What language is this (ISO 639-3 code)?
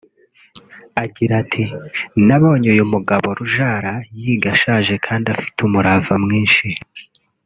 kin